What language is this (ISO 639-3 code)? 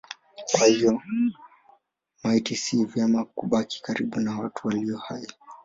swa